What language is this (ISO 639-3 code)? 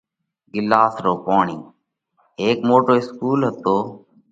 kvx